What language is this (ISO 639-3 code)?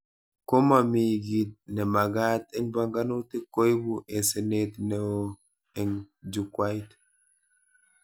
kln